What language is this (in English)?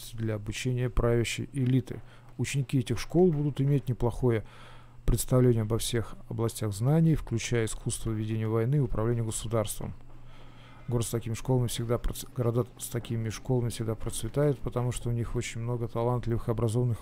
Russian